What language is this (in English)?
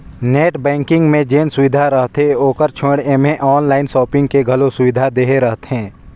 Chhattisgarhi